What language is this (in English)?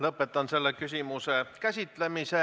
Estonian